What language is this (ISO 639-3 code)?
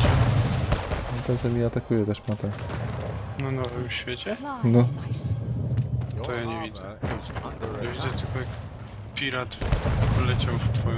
pol